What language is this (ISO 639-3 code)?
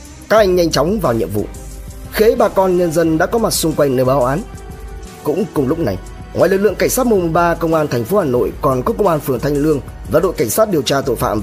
vie